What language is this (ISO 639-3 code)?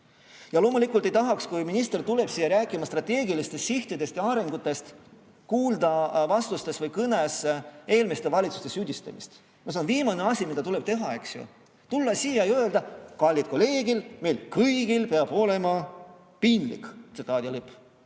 est